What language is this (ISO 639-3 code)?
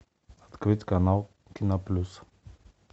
rus